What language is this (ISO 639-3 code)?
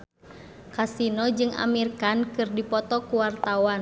sun